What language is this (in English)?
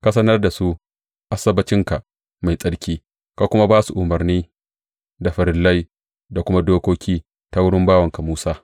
Hausa